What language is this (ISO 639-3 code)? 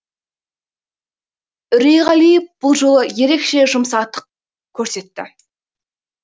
kaz